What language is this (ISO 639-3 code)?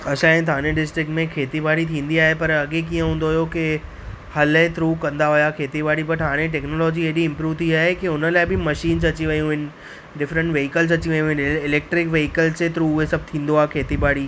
snd